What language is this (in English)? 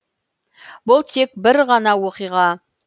Kazakh